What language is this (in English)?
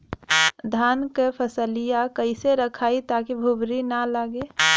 Bhojpuri